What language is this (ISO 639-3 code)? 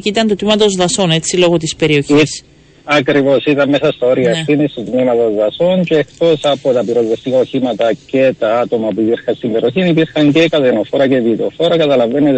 ell